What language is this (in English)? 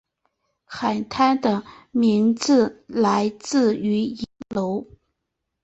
Chinese